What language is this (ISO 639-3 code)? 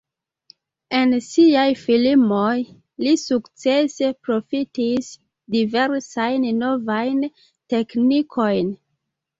epo